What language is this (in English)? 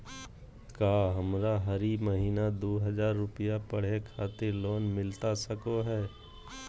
Magahi